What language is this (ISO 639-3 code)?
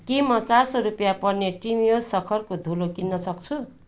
nep